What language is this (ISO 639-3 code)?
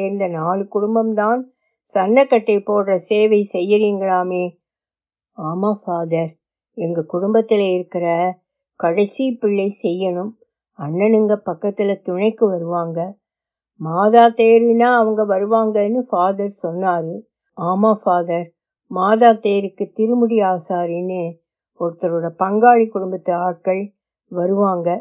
tam